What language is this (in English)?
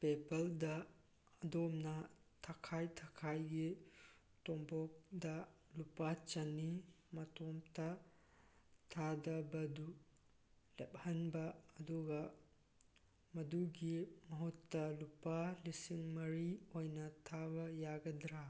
Manipuri